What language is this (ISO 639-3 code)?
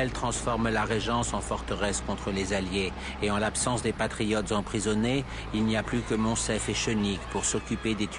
fra